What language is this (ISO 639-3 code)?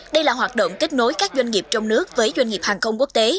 vie